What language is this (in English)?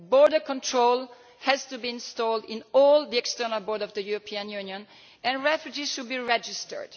English